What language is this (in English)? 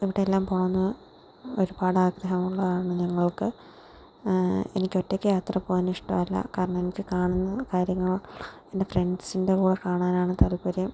Malayalam